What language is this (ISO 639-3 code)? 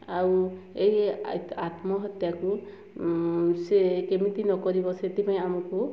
ori